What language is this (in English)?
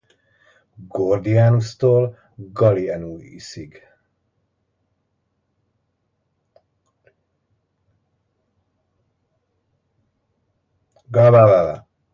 Hungarian